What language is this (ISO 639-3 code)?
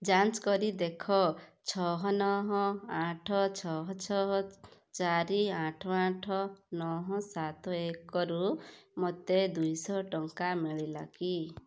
ori